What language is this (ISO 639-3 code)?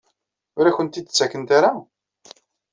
kab